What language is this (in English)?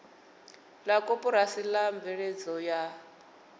Venda